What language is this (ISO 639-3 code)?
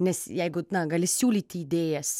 lit